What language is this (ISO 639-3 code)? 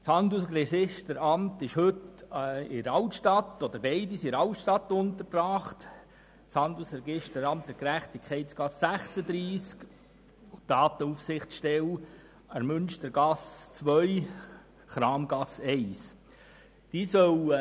gsw